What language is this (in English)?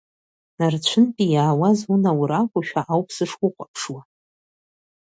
Abkhazian